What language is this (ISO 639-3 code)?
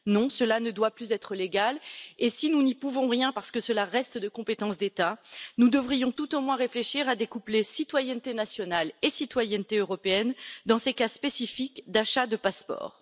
fra